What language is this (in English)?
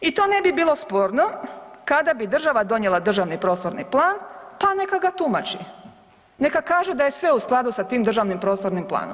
Croatian